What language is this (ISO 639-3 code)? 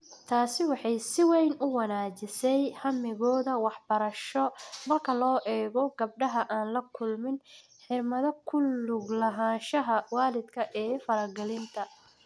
som